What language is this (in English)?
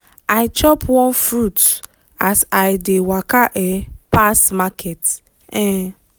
Nigerian Pidgin